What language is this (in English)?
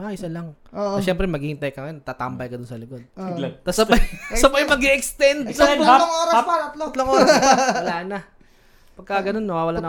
Filipino